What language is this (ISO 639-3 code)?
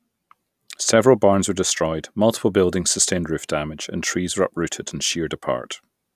eng